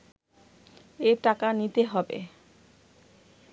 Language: Bangla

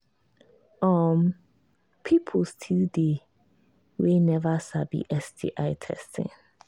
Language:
Nigerian Pidgin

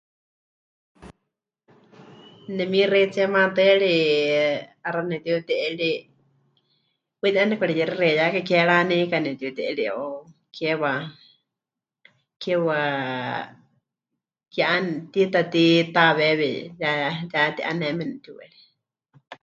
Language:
Huichol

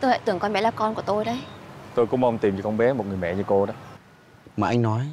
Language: Vietnamese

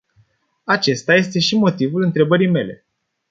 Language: Romanian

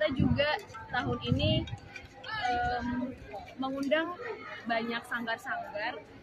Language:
Indonesian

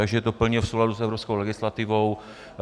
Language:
Czech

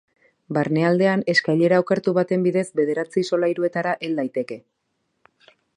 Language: Basque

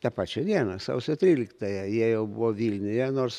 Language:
Lithuanian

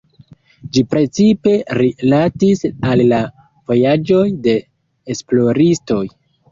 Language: Esperanto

